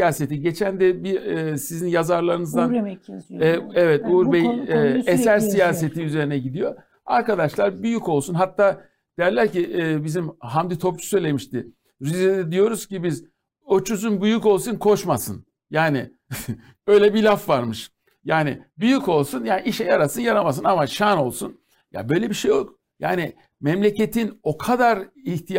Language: Turkish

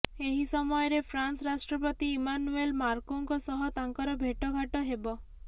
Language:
Odia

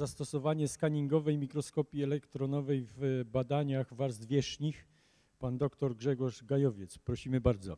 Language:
Polish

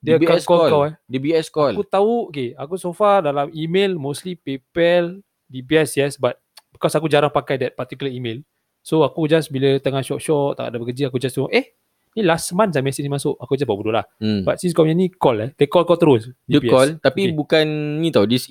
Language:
Malay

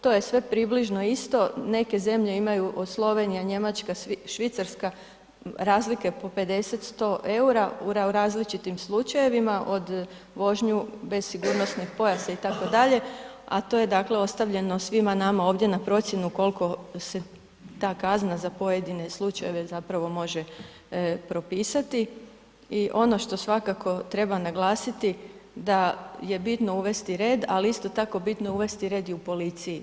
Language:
Croatian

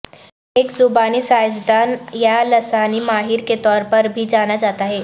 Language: Urdu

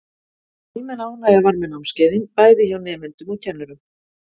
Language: Icelandic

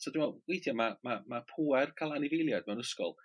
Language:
Welsh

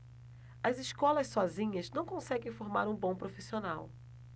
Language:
Portuguese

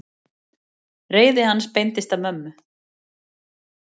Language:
Icelandic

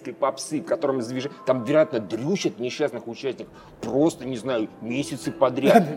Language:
Russian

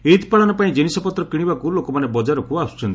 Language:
Odia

